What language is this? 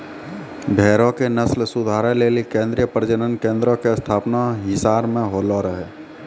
Maithili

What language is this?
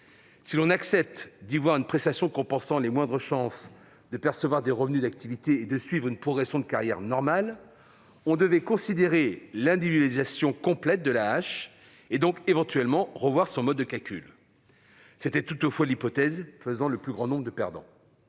French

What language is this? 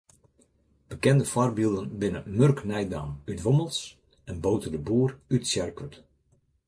Western Frisian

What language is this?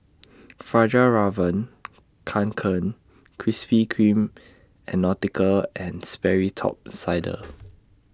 English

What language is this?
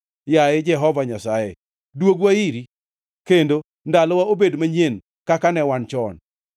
Luo (Kenya and Tanzania)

